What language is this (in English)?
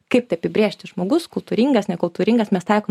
Lithuanian